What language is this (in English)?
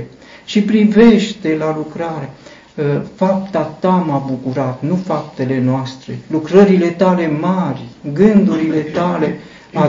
Romanian